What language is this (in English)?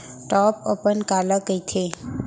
Chhattisgarhi